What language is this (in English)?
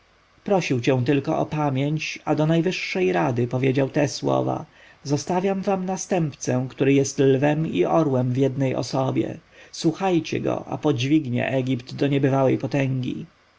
Polish